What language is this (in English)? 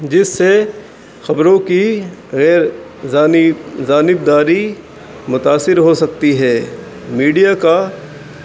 Urdu